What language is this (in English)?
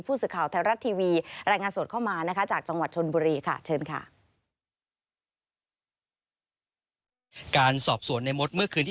Thai